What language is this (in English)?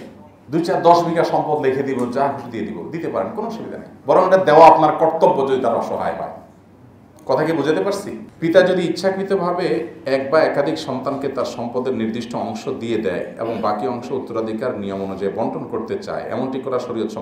Indonesian